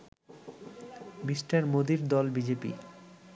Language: Bangla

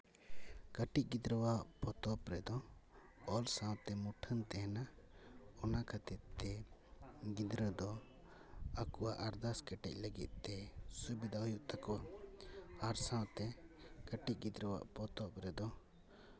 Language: Santali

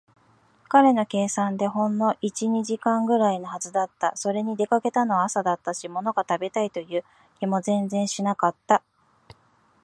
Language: Japanese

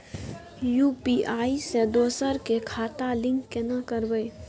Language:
Maithili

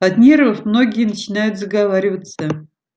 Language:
Russian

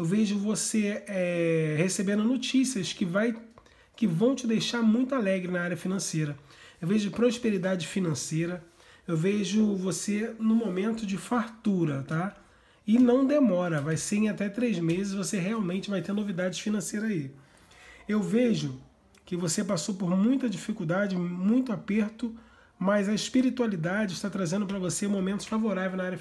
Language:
Portuguese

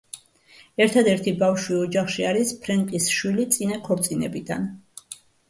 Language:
Georgian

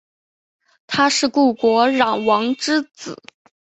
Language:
Chinese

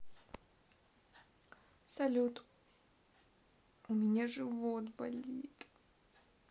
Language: Russian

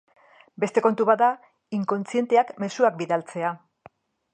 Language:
Basque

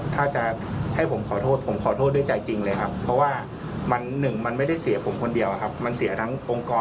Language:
Thai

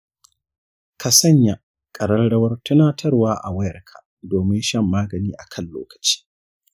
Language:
Hausa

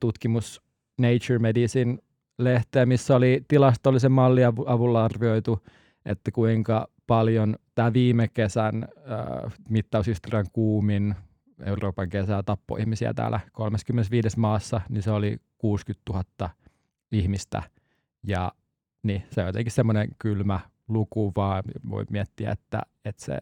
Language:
Finnish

